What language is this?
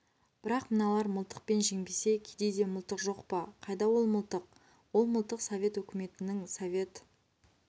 Kazakh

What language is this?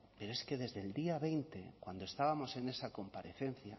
Spanish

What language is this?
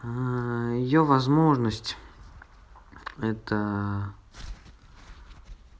Russian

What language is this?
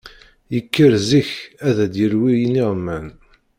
Kabyle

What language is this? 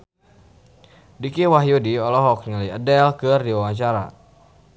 Sundanese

